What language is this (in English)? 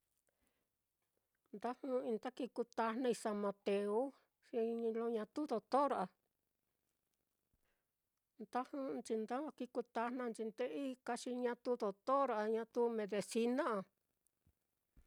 Mitlatongo Mixtec